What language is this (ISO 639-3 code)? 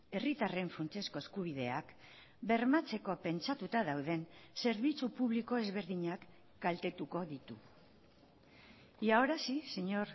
eus